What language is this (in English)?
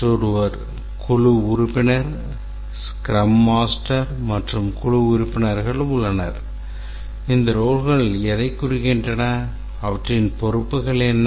Tamil